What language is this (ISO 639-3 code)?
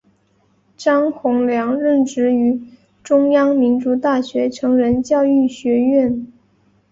zho